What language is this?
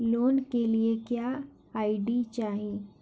Bhojpuri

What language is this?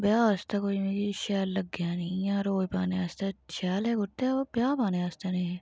Dogri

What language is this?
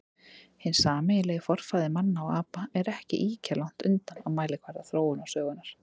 Icelandic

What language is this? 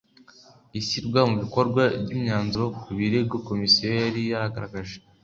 Kinyarwanda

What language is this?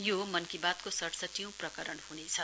Nepali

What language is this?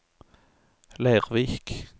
Norwegian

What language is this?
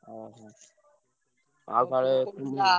Odia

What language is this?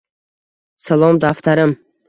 Uzbek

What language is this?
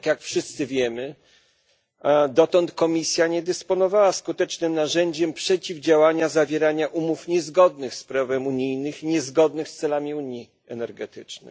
Polish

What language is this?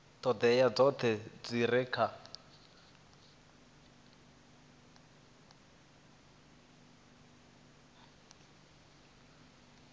Venda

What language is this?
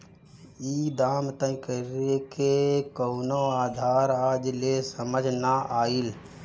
Bhojpuri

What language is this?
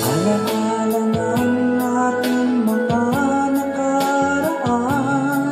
Korean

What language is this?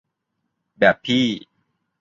Thai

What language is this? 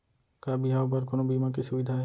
Chhattisgarhi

